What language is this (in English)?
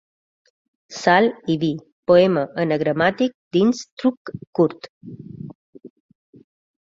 Catalan